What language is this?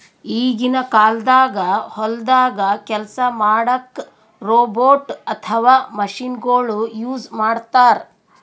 Kannada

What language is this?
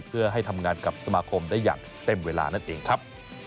Thai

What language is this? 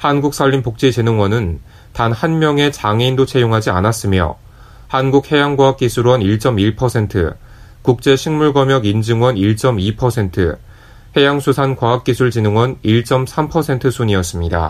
Korean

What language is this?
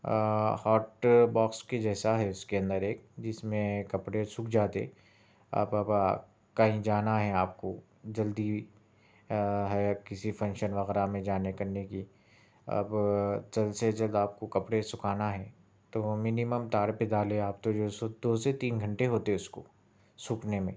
Urdu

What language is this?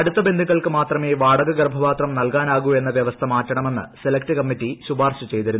Malayalam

